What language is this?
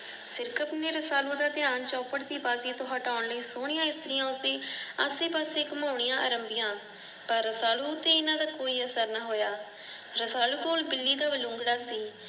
Punjabi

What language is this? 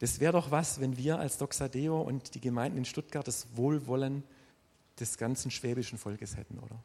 German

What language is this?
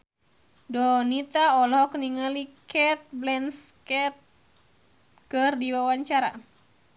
Sundanese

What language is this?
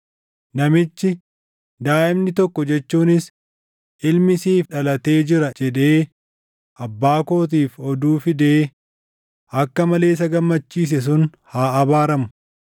Oromo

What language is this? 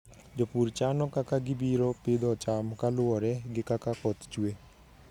Luo (Kenya and Tanzania)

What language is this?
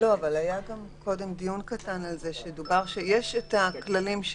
Hebrew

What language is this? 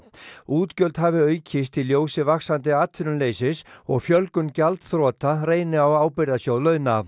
Icelandic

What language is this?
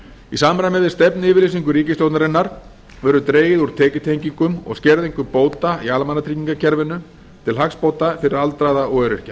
Icelandic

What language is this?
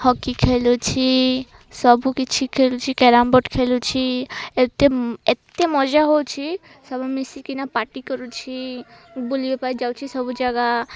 Odia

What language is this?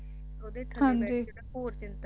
Punjabi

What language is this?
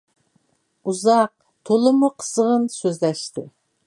Uyghur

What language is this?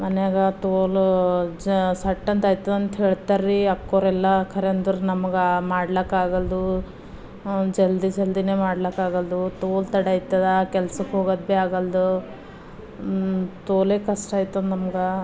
Kannada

